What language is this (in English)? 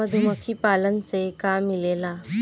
Bhojpuri